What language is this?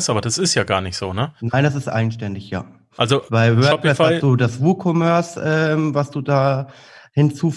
German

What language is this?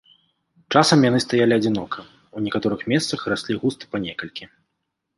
Belarusian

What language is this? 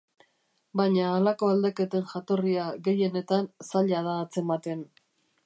Basque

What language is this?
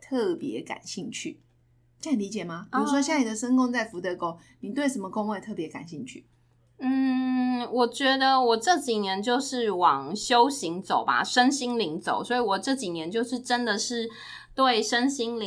Chinese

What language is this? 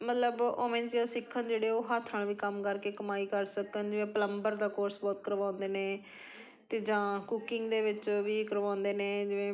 Punjabi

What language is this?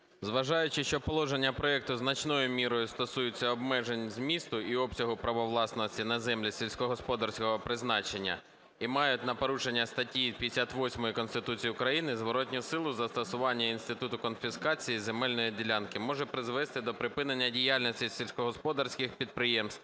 Ukrainian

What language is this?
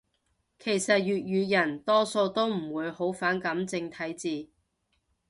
Cantonese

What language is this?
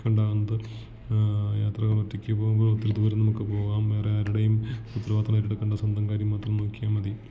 Malayalam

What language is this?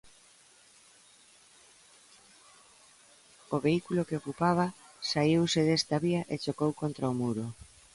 Galician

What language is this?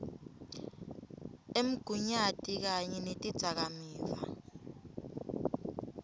Swati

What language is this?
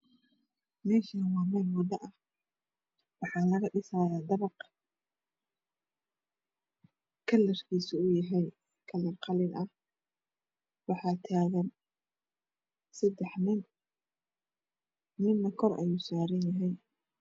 Somali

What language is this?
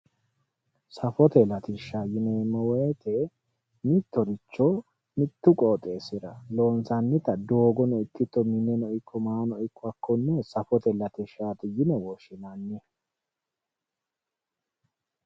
Sidamo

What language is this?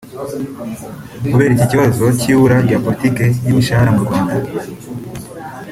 Kinyarwanda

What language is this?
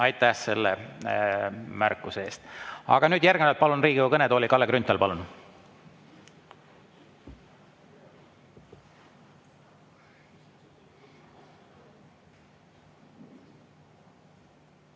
Estonian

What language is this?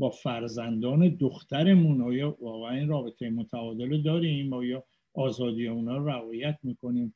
Persian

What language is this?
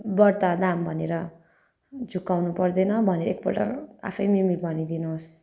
Nepali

